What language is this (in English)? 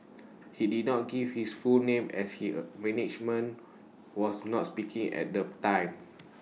English